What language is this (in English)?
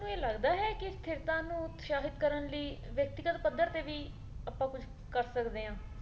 Punjabi